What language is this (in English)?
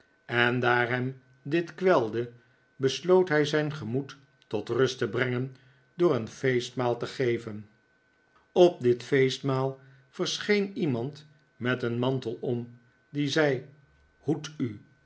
Dutch